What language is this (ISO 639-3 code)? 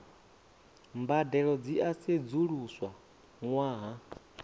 ven